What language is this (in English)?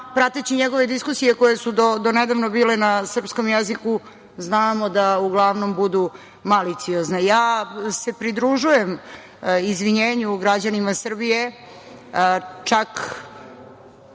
Serbian